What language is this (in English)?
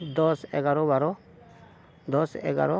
Santali